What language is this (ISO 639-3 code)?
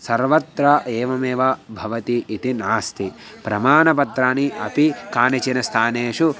san